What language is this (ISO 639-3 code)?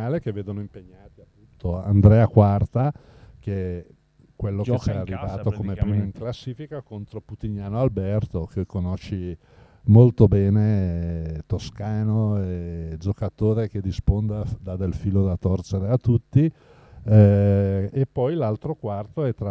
ita